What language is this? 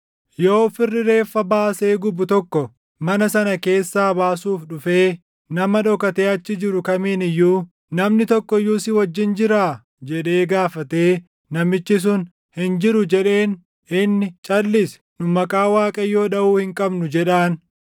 Oromo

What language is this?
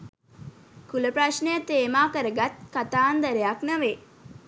Sinhala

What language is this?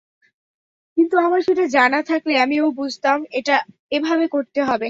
Bangla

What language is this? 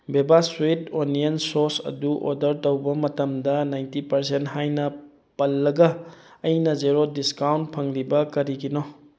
Manipuri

